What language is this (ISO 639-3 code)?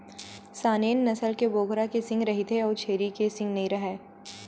hne